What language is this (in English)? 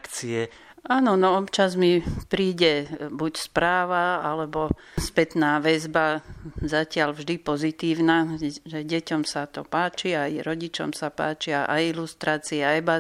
Slovak